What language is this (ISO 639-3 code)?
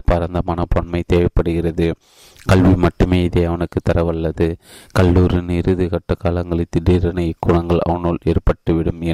tam